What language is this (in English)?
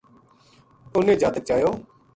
Gujari